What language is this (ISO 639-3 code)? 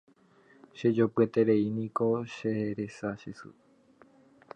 grn